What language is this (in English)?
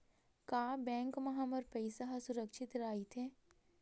Chhattisgarhi